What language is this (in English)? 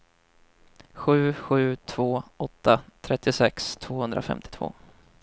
Swedish